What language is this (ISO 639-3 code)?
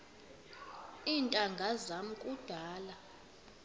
xho